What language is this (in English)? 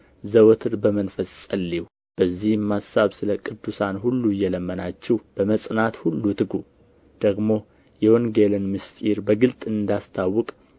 Amharic